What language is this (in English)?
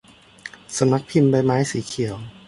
Thai